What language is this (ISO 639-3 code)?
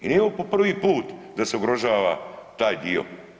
hrv